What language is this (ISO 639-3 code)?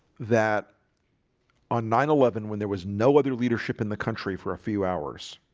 eng